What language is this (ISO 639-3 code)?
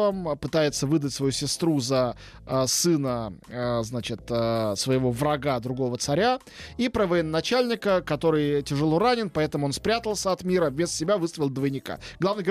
rus